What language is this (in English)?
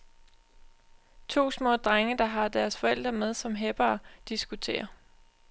Danish